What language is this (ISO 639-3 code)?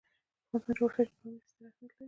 pus